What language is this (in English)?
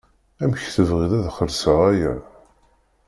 Kabyle